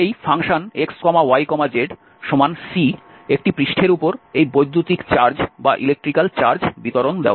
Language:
Bangla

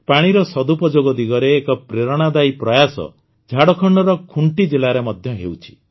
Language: Odia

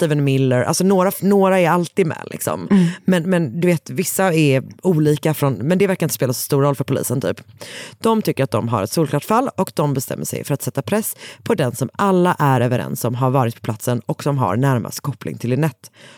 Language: Swedish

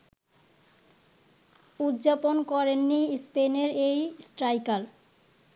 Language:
Bangla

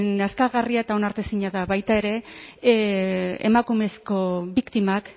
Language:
Basque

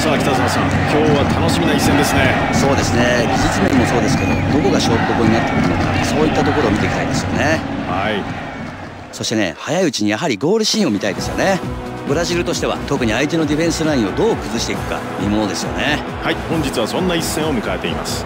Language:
Japanese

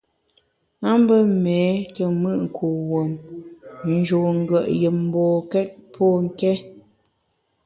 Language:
Bamun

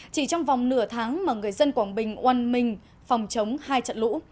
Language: Vietnamese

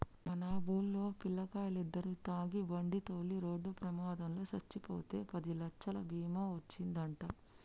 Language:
Telugu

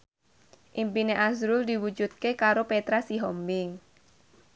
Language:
Javanese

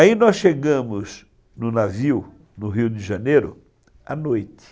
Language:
Portuguese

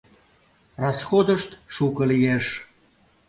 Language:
Mari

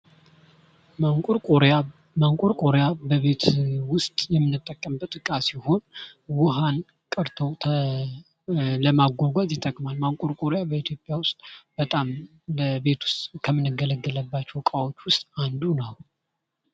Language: Amharic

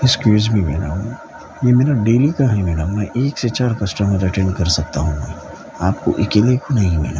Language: Urdu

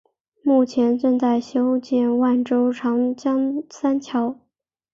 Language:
Chinese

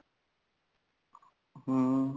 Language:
Punjabi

